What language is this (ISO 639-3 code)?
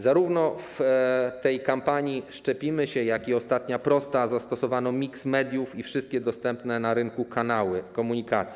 pol